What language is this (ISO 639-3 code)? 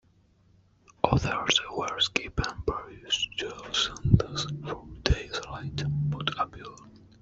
eng